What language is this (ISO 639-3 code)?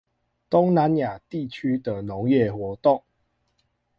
zho